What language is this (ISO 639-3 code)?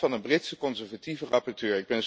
nld